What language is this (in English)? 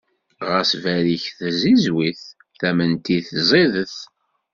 Kabyle